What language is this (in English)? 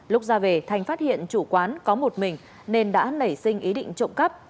Vietnamese